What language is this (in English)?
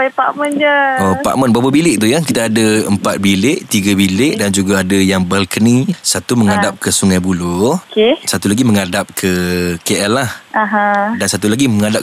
Malay